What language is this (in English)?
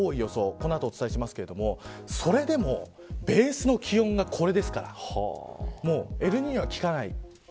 Japanese